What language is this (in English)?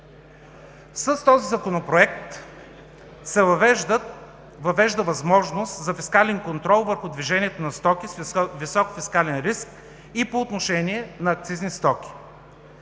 Bulgarian